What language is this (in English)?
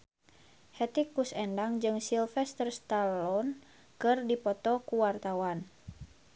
Sundanese